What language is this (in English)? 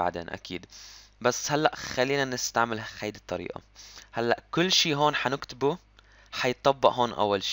Arabic